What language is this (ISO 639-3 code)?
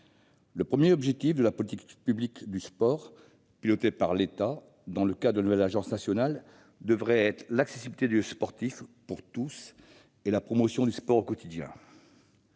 fra